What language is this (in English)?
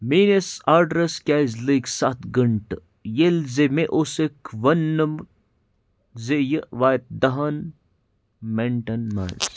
Kashmiri